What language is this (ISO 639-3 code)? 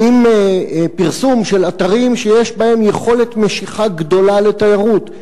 heb